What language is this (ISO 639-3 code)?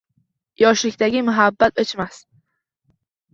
uzb